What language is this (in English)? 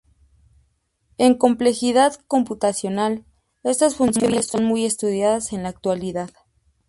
Spanish